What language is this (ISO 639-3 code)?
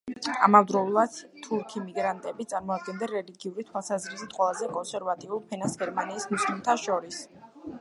kat